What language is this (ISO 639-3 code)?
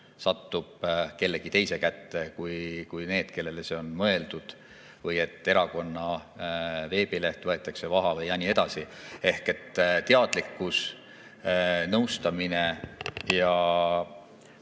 est